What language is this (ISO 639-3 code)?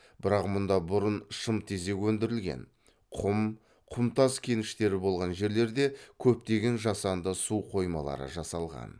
kaz